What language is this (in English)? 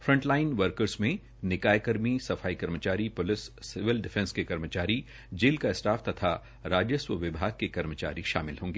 Hindi